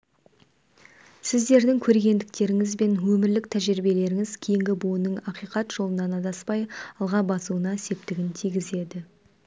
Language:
Kazakh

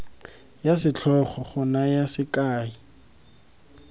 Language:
Tswana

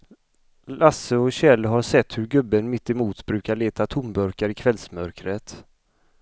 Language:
Swedish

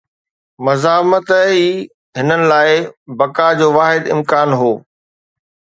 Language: Sindhi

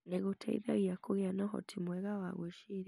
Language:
Kikuyu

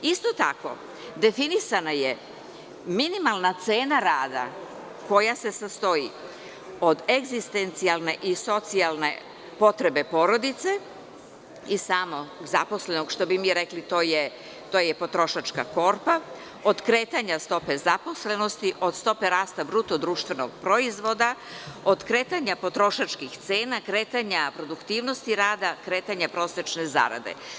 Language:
Serbian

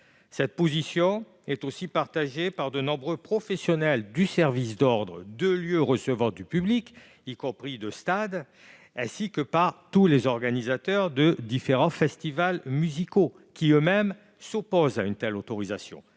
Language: French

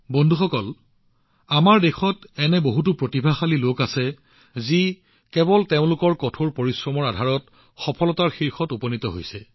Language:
Assamese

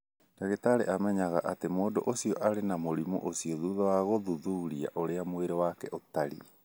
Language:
Kikuyu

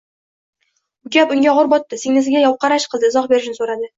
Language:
Uzbek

